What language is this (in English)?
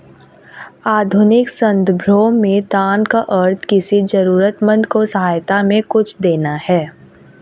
Hindi